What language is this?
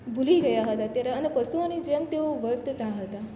Gujarati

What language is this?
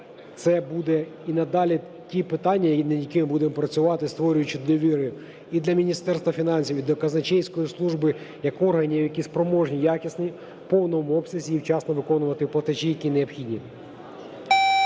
Ukrainian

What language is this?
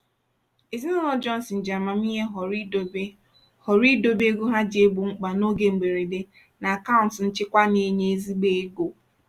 Igbo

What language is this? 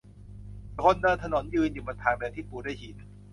Thai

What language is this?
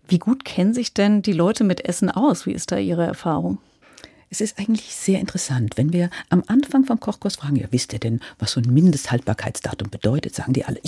German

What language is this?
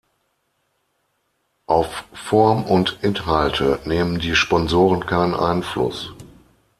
German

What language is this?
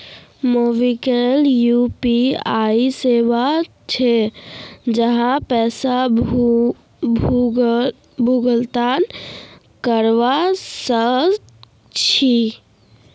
Magahi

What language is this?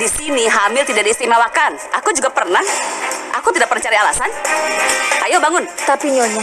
Indonesian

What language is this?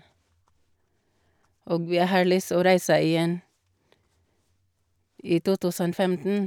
Norwegian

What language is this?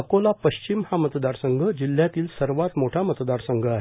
Marathi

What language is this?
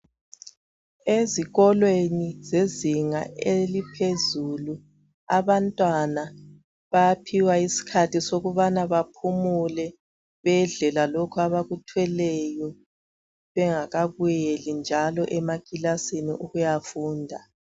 North Ndebele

